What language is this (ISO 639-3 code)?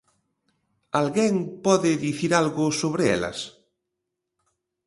glg